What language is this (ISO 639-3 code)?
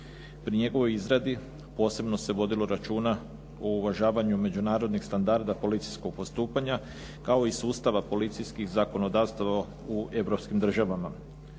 hrv